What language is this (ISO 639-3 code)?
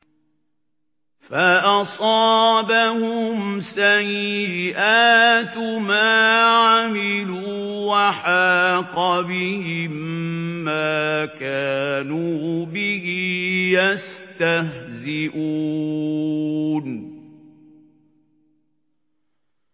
ara